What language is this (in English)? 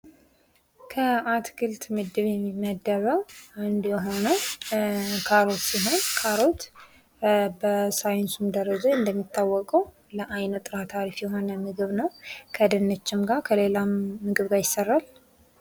Amharic